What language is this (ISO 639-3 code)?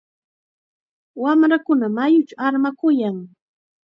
qxa